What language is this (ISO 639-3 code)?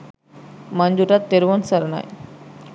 sin